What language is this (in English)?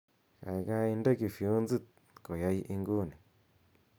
Kalenjin